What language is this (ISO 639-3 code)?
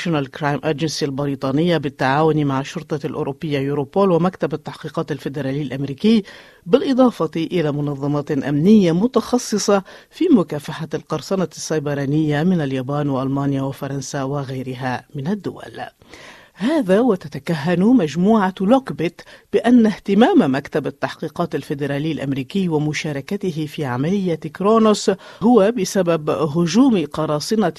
ara